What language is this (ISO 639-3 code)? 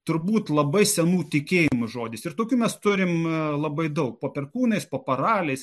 lit